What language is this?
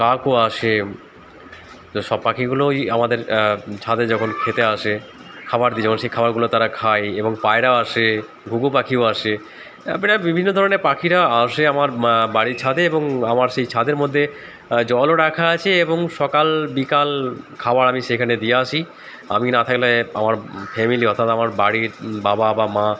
Bangla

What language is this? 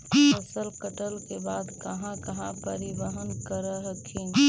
Magahi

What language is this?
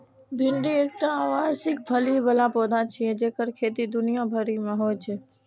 Maithili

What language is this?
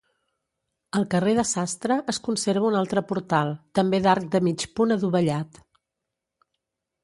Catalan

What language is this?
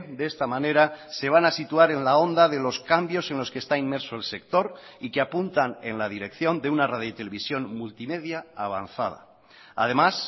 Spanish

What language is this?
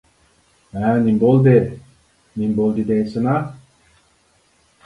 Uyghur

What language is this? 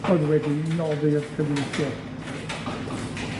Welsh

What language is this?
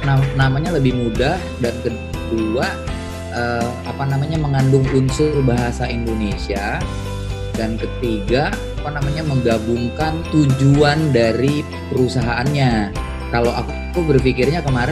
Indonesian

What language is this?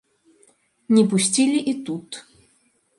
Belarusian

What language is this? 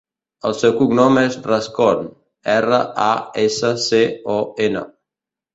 Catalan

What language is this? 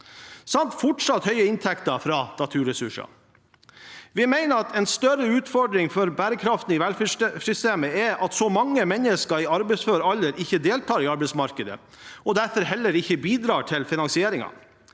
Norwegian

